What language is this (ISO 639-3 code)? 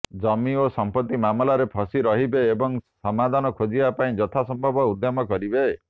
ori